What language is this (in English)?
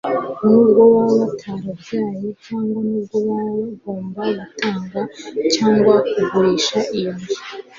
Kinyarwanda